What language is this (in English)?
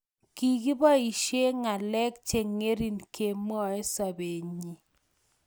Kalenjin